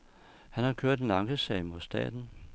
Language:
Danish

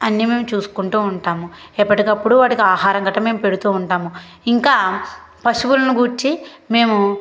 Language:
Telugu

